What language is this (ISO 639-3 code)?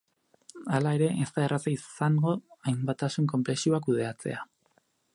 eus